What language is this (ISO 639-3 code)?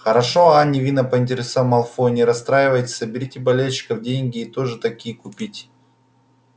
rus